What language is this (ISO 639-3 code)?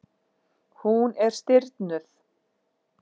isl